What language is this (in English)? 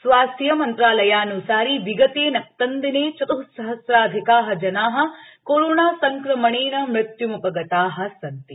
Sanskrit